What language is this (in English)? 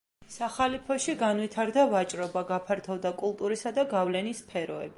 Georgian